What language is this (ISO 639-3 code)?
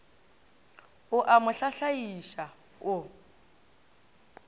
nso